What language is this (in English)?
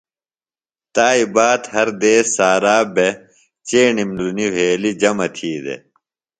Phalura